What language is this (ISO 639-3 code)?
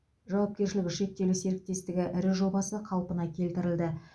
kaz